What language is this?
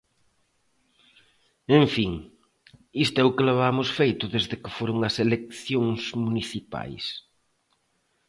Galician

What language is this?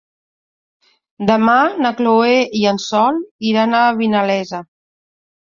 Catalan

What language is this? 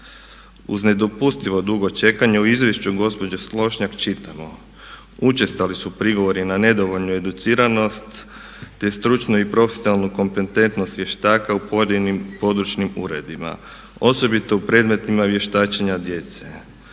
Croatian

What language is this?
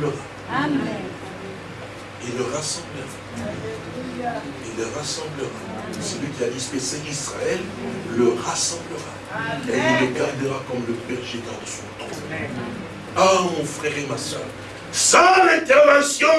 French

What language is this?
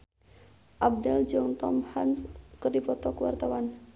Sundanese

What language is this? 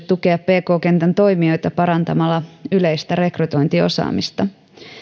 Finnish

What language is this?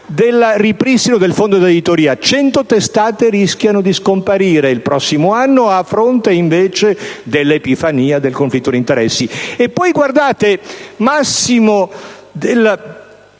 Italian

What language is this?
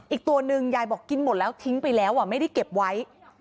Thai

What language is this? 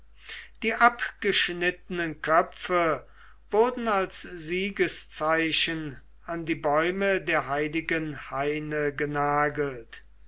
German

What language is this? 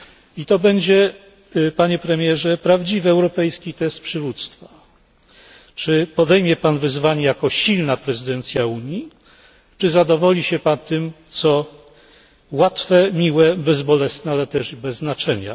Polish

